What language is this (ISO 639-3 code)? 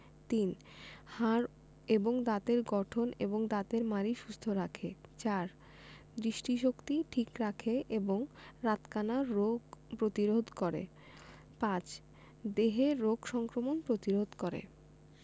ben